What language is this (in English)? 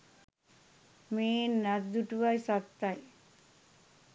Sinhala